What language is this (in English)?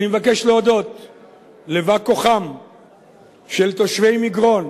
Hebrew